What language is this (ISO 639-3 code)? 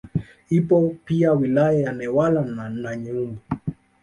swa